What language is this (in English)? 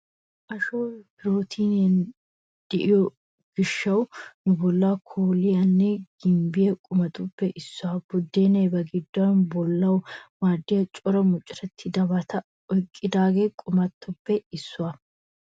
Wolaytta